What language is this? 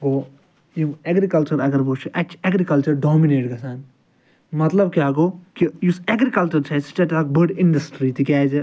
Kashmiri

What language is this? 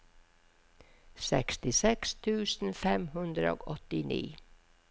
Norwegian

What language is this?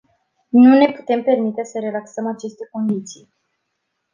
Romanian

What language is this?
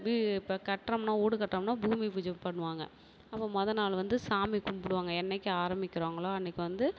Tamil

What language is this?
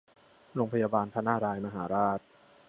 Thai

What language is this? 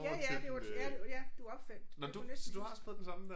Danish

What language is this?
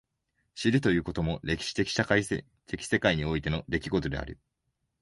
Japanese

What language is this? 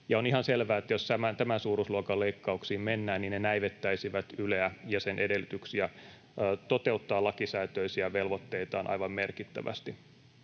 Finnish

